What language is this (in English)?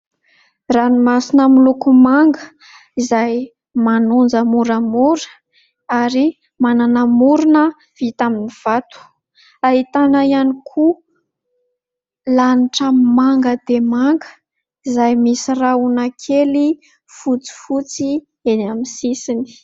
Malagasy